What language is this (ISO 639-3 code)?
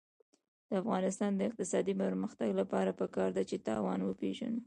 pus